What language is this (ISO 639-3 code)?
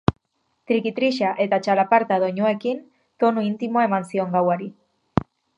eus